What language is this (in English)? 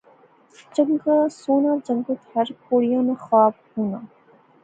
Pahari-Potwari